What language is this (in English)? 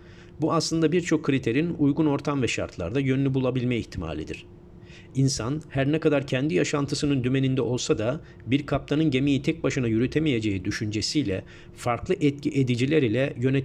Turkish